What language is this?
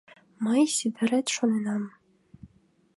Mari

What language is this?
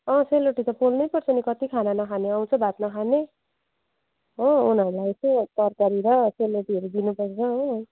Nepali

